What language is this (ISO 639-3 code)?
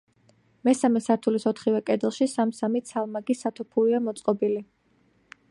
kat